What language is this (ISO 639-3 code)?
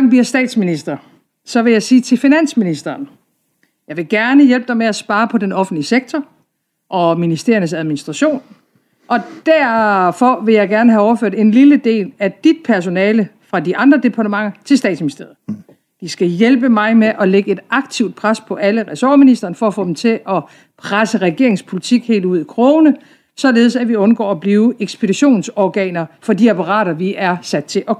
dan